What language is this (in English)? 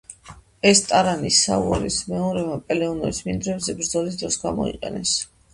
Georgian